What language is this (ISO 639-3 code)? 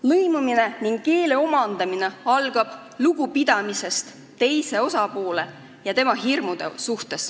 est